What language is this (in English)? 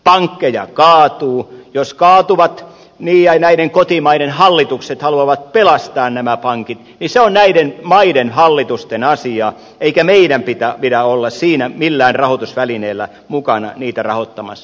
Finnish